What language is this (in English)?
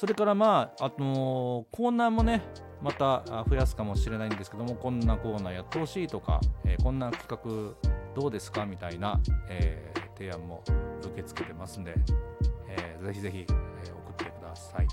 Japanese